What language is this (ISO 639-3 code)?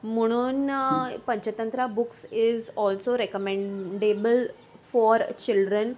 kok